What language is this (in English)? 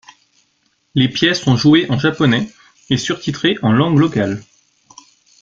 French